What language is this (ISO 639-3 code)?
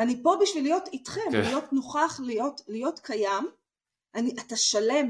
heb